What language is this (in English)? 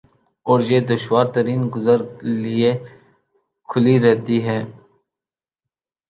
Urdu